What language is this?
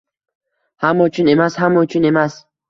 Uzbek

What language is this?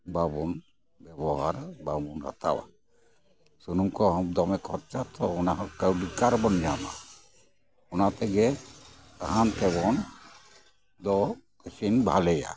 Santali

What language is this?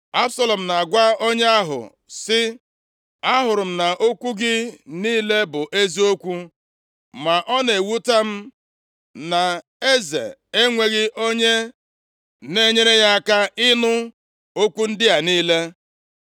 Igbo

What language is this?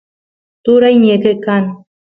Santiago del Estero Quichua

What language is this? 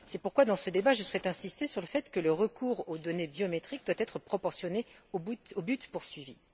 French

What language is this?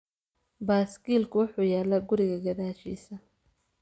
Somali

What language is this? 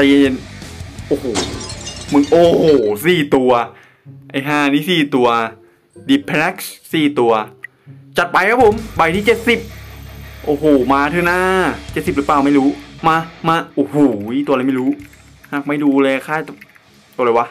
Thai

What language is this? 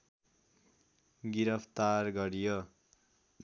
Nepali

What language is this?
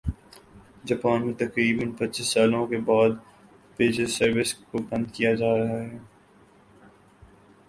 Urdu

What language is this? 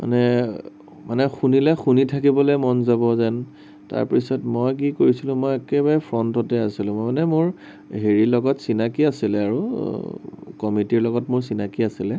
Assamese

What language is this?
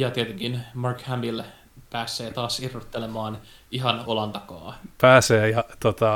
Finnish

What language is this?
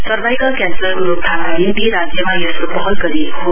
Nepali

